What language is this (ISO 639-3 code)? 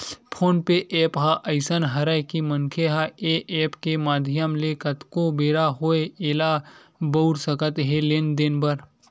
hne